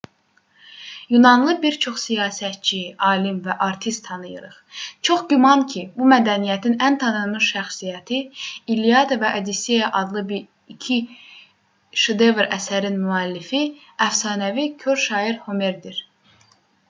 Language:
Azerbaijani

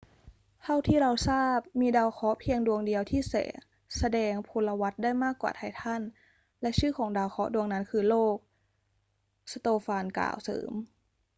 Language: Thai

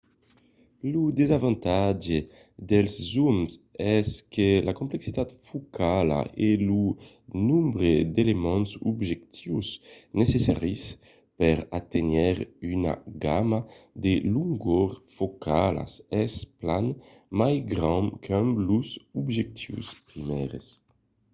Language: Occitan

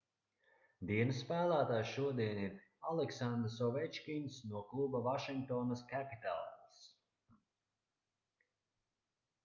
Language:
Latvian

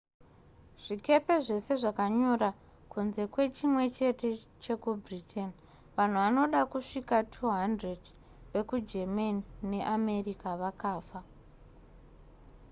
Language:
Shona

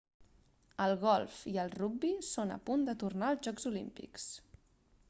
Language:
Catalan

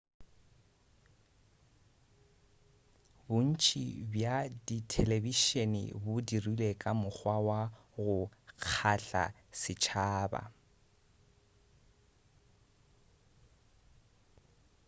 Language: Northern Sotho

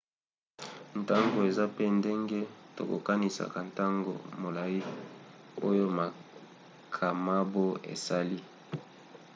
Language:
Lingala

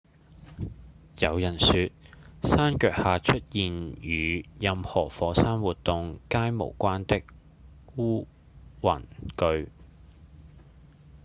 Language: Cantonese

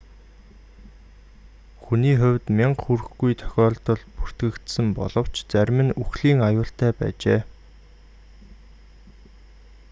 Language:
Mongolian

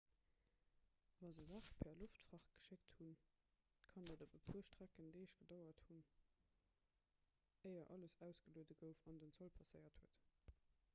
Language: Luxembourgish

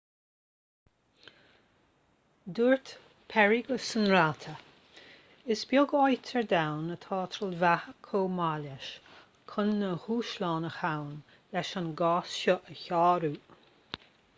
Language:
Irish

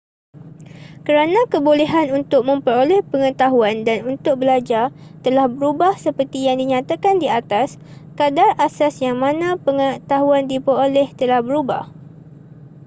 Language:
Malay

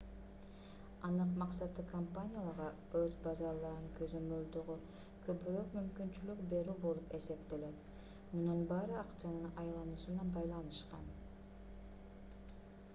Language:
Kyrgyz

